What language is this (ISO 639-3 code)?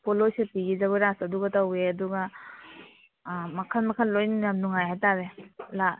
mni